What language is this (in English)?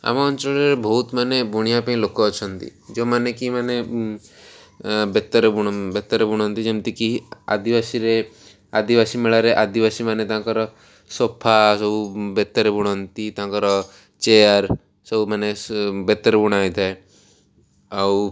Odia